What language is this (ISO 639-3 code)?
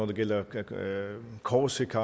dan